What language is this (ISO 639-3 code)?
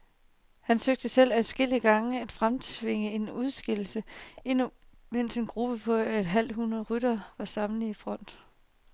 dan